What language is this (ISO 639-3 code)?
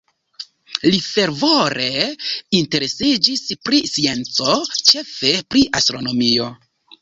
epo